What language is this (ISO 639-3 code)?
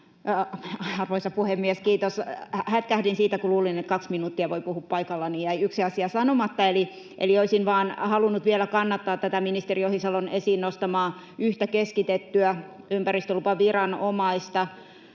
fin